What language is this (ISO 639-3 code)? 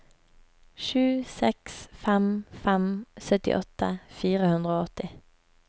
nor